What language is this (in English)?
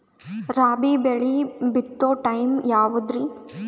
Kannada